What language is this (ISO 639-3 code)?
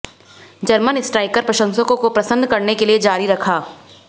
hin